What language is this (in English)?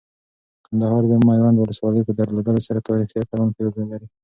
Pashto